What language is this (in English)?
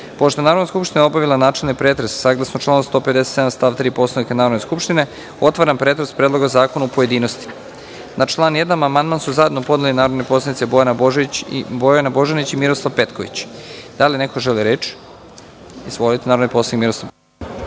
Serbian